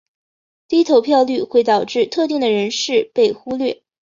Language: Chinese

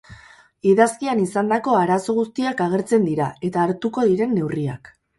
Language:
Basque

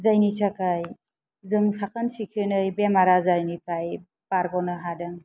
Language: Bodo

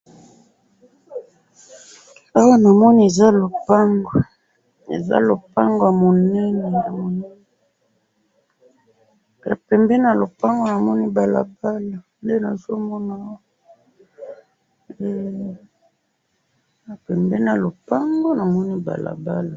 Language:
Lingala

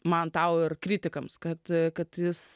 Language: Lithuanian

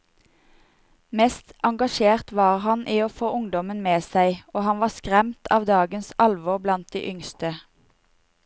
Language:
Norwegian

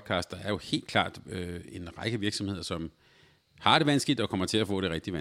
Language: Danish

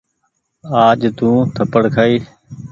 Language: Goaria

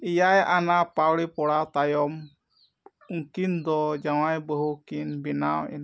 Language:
Santali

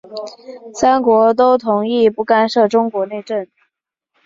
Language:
Chinese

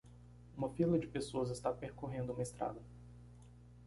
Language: Portuguese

